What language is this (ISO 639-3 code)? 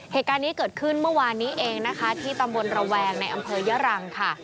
tha